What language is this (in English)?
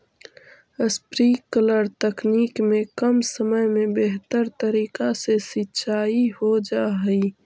Magahi